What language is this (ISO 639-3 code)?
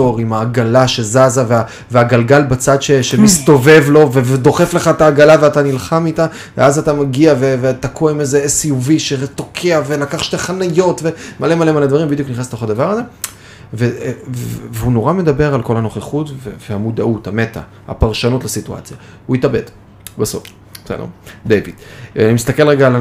heb